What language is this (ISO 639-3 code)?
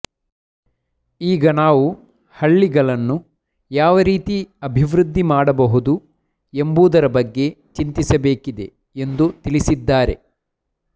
kan